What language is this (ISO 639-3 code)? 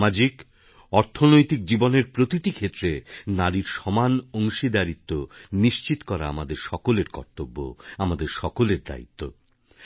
ben